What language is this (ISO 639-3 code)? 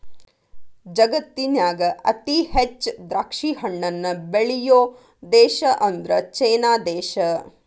kan